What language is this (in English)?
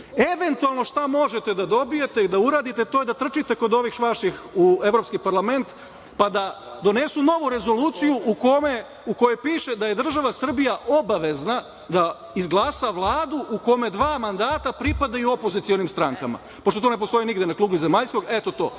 Serbian